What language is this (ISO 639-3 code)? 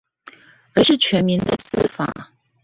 zho